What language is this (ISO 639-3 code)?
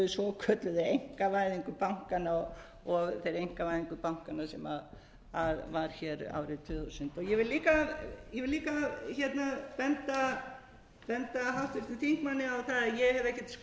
isl